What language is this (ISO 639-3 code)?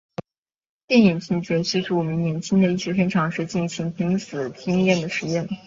zho